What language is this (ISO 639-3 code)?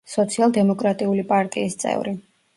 kat